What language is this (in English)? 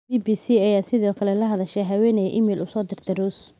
Somali